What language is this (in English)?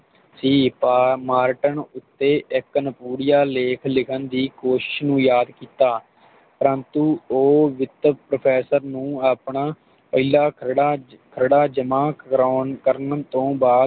Punjabi